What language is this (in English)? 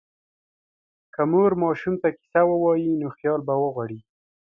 Pashto